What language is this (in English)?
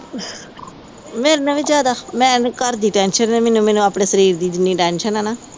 Punjabi